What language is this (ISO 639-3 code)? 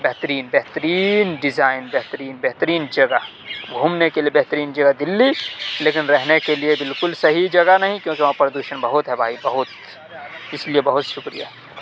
urd